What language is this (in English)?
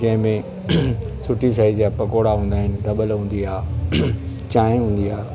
Sindhi